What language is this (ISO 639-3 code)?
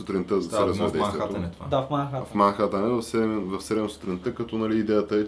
bul